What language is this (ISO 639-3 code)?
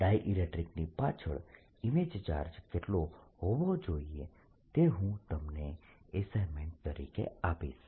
guj